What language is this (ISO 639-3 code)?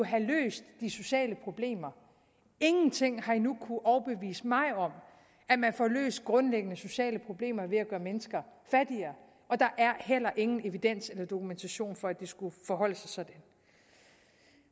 dan